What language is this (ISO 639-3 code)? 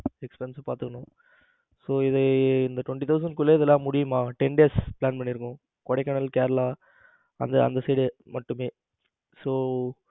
tam